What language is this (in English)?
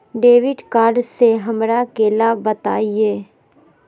Magahi